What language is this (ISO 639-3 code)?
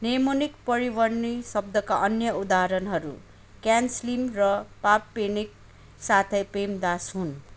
nep